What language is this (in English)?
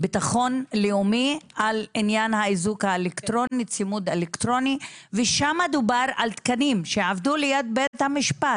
Hebrew